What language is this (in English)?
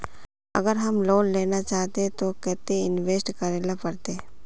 Magahi